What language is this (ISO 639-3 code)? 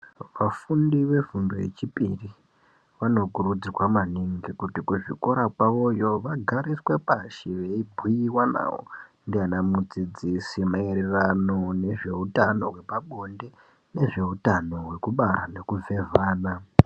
ndc